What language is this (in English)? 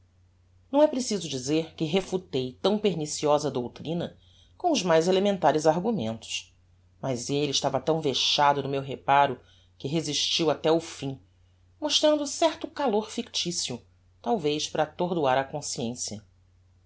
Portuguese